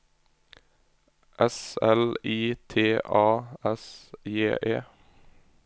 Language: Norwegian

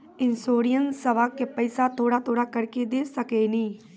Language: Maithili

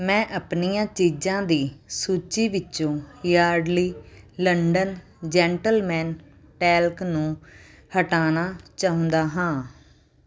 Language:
Punjabi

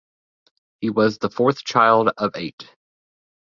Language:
English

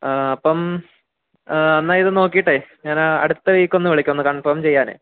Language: Malayalam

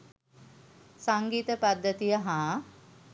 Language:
Sinhala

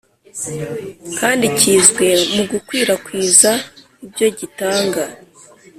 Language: Kinyarwanda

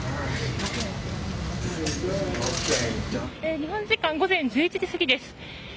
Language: Japanese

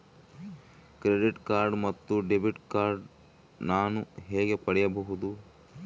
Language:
Kannada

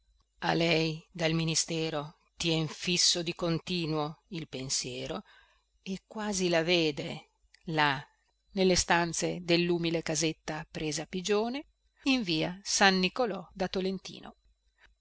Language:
Italian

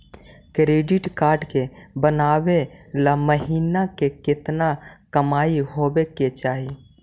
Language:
Magahi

